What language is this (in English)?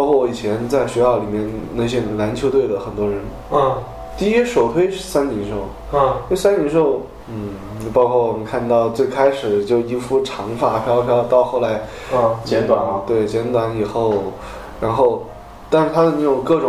Chinese